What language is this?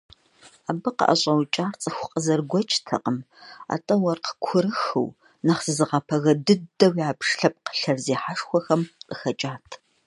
Kabardian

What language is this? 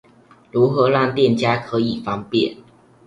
Chinese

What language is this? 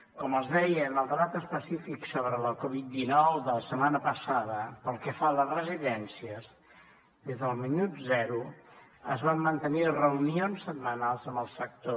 Catalan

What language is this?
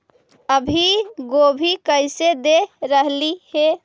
Magahi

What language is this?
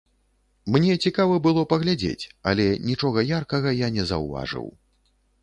Belarusian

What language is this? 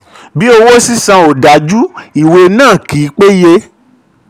Yoruba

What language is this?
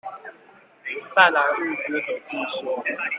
Chinese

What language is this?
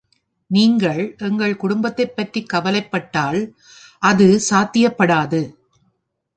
Tamil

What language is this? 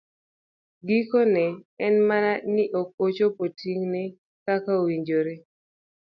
Luo (Kenya and Tanzania)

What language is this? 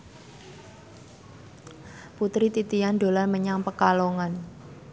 Javanese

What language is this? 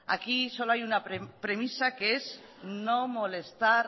Spanish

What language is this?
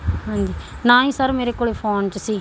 Punjabi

